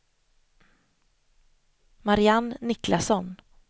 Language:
Swedish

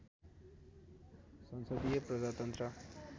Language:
Nepali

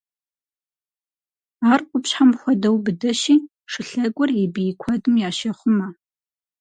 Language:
Kabardian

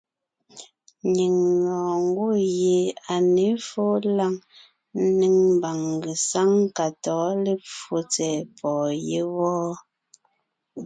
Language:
Ngiemboon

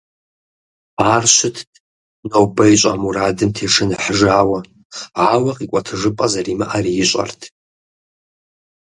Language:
Kabardian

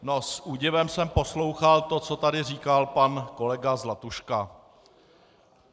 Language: Czech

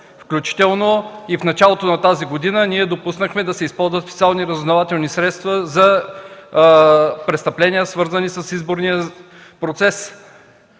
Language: Bulgarian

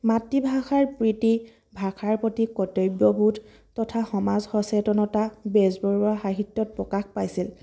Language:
Assamese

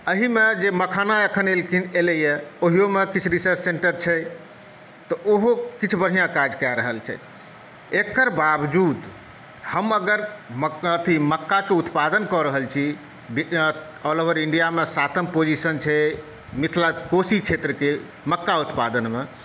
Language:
Maithili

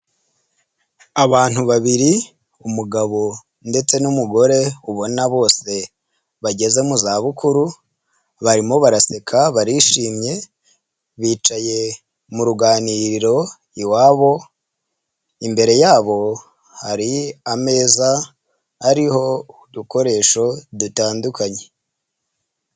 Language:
Kinyarwanda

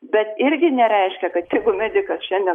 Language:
Lithuanian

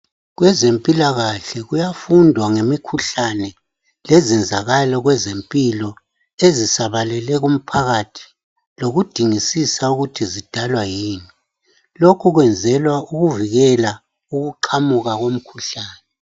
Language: North Ndebele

